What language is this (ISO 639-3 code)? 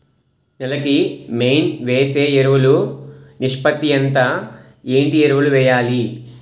tel